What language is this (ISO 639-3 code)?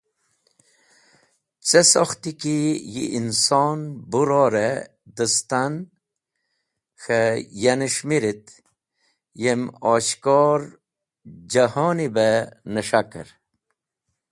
wbl